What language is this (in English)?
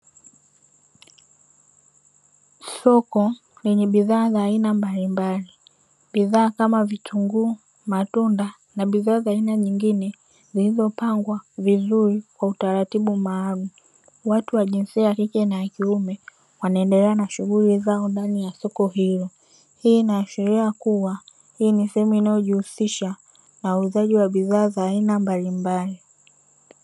Swahili